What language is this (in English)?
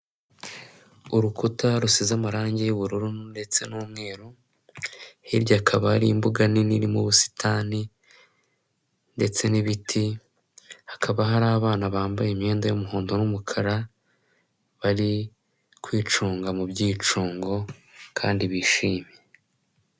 Kinyarwanda